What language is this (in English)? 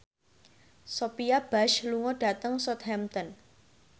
Javanese